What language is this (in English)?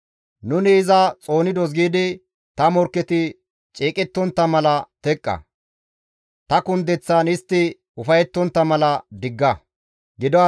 Gamo